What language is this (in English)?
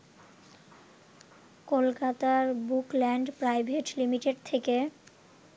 Bangla